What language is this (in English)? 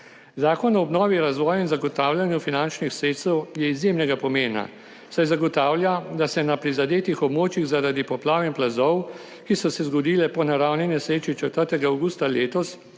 Slovenian